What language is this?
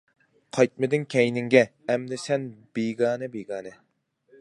Uyghur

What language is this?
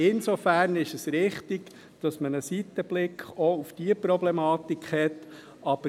Swiss German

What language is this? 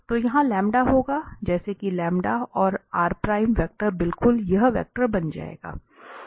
Hindi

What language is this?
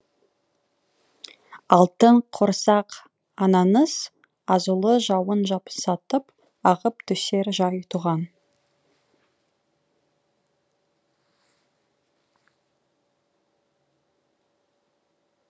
Kazakh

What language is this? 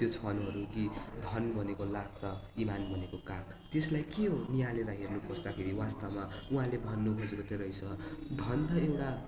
Nepali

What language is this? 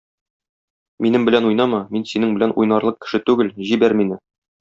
Tatar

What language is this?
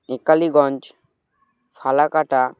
Bangla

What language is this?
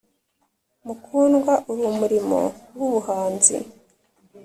Kinyarwanda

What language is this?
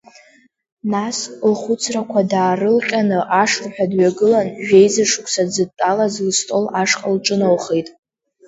Abkhazian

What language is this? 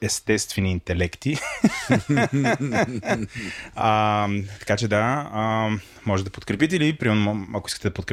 Bulgarian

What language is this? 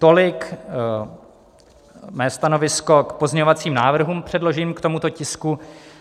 Czech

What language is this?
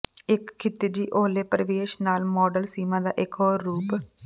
Punjabi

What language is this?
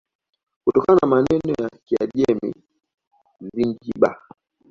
Swahili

